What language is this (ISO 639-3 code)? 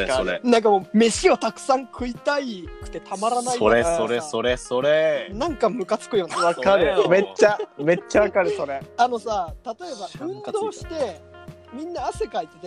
jpn